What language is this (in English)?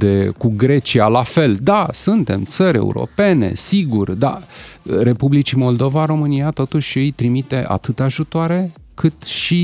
Romanian